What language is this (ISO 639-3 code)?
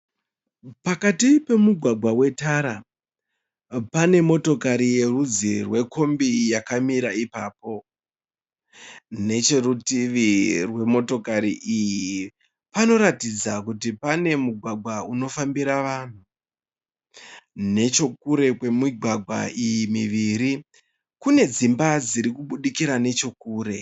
sna